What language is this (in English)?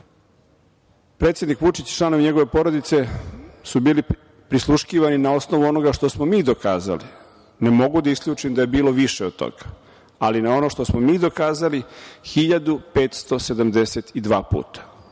Serbian